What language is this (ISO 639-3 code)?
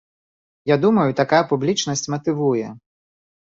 bel